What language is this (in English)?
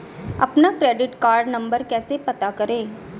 Hindi